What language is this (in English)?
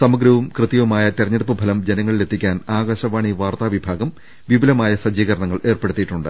Malayalam